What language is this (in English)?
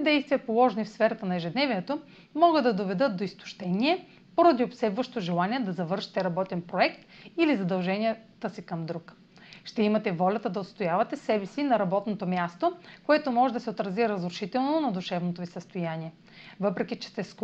Bulgarian